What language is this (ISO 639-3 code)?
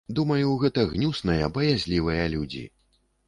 bel